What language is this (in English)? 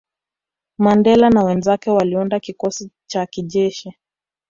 Swahili